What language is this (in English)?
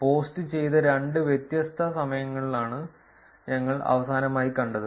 Malayalam